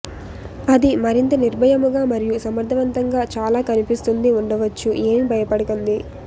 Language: Telugu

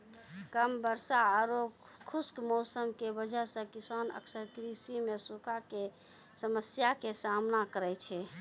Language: Maithili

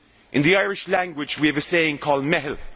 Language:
English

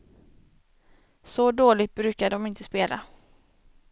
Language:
Swedish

